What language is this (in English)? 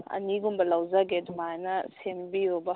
Manipuri